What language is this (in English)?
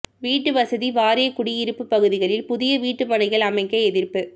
Tamil